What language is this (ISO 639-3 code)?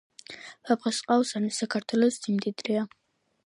kat